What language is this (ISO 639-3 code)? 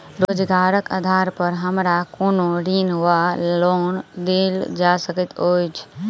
mai